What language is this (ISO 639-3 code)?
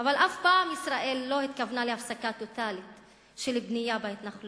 heb